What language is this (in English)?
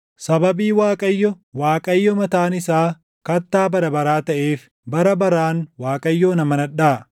Oromo